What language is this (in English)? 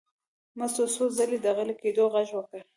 Pashto